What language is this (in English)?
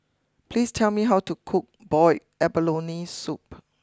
English